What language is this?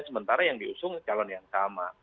Indonesian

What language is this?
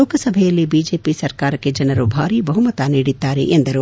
Kannada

